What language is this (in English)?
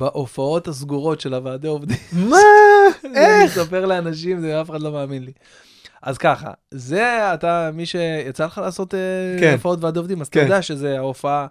Hebrew